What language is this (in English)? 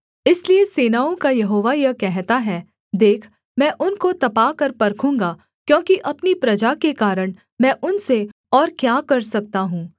Hindi